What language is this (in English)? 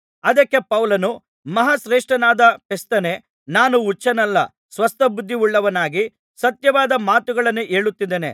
Kannada